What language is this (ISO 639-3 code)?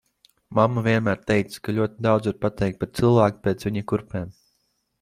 lav